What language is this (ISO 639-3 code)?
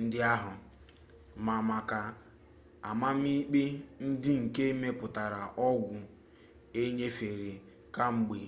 ibo